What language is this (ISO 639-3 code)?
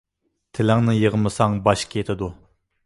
uig